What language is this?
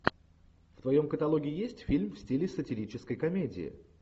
Russian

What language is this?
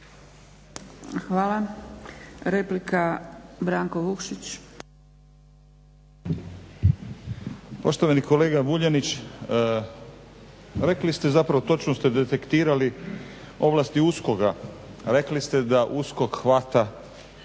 Croatian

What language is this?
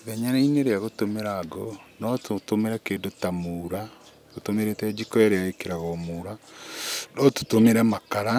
Kikuyu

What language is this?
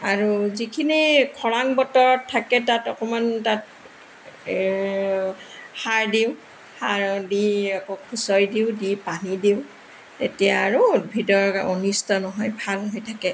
Assamese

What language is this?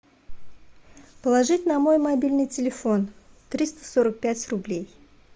Russian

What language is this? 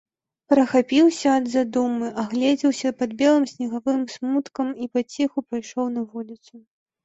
Belarusian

